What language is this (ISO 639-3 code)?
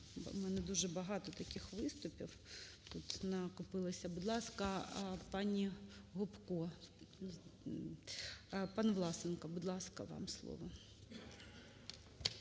ukr